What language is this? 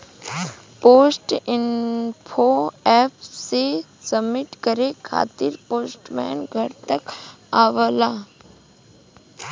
Bhojpuri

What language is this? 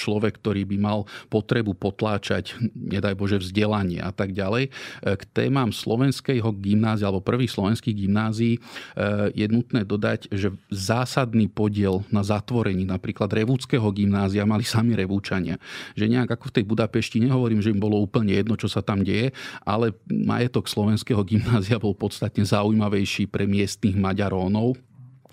Slovak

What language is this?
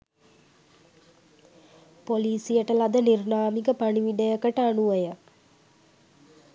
Sinhala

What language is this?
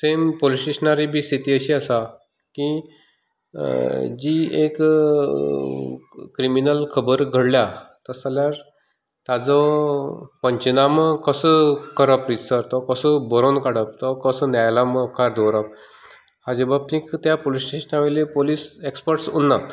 Konkani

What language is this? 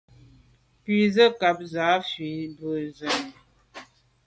Medumba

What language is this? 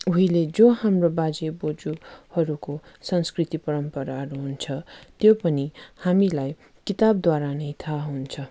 Nepali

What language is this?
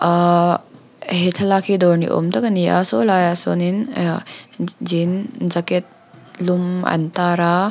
Mizo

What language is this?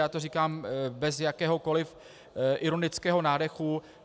Czech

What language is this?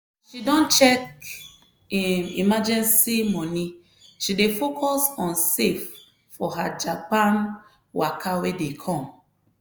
Nigerian Pidgin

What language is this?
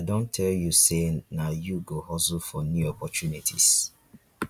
Nigerian Pidgin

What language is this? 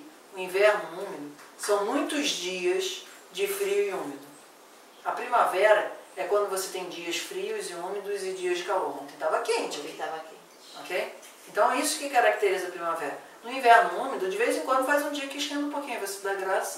Portuguese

